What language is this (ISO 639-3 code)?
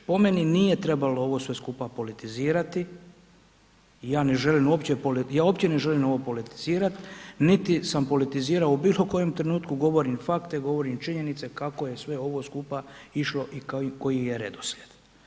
hrv